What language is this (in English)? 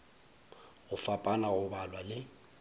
Northern Sotho